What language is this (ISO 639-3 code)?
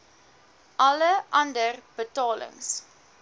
afr